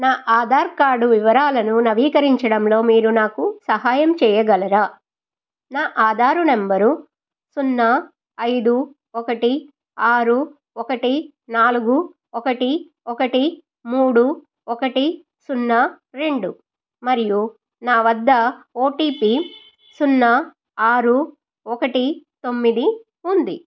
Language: Telugu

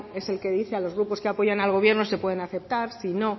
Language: Spanish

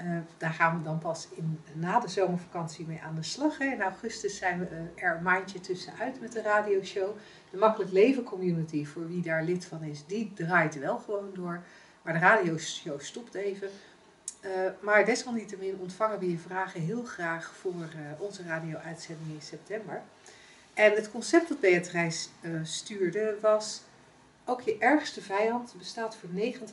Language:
Dutch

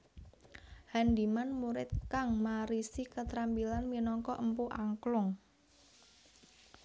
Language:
Javanese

